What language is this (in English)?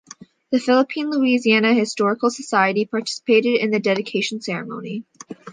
English